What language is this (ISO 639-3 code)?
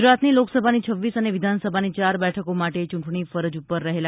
guj